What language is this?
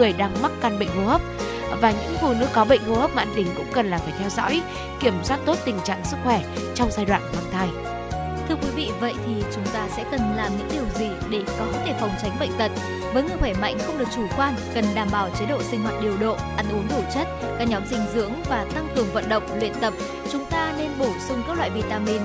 Vietnamese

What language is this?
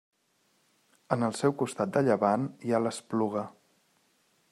Catalan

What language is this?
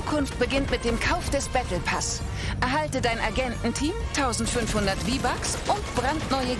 German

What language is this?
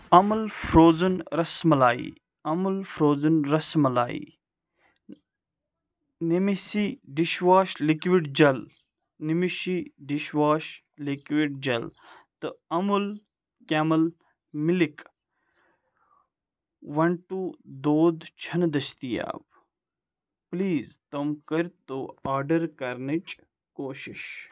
Kashmiri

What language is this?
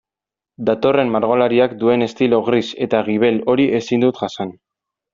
Basque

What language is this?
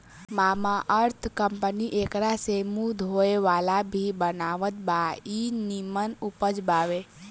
Bhojpuri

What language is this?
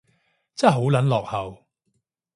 Cantonese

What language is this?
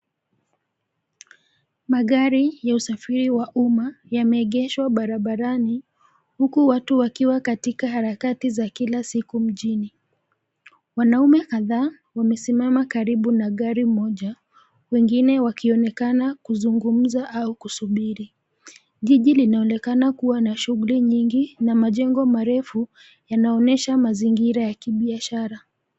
Swahili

